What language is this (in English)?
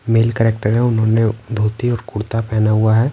Hindi